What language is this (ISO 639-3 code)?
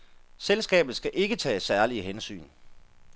dan